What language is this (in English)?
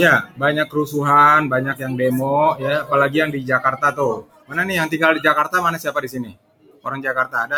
Indonesian